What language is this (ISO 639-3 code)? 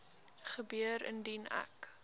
afr